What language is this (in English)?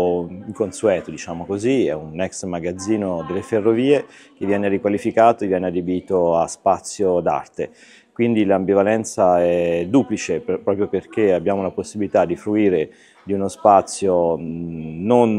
Italian